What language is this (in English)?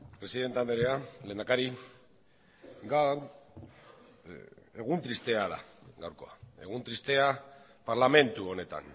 Basque